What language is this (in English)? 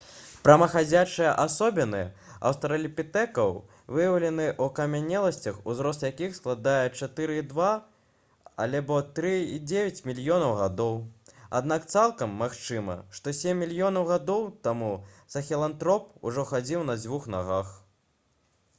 Belarusian